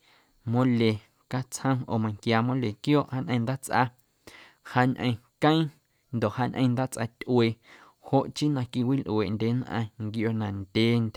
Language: Guerrero Amuzgo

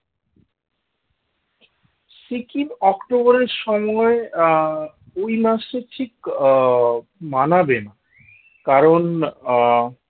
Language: Bangla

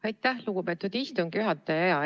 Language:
Estonian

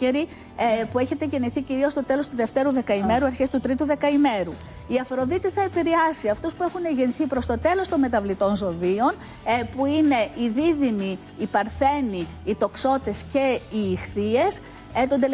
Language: Greek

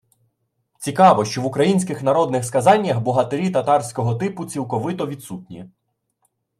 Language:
Ukrainian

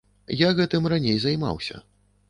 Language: Belarusian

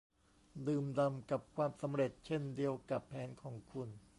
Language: Thai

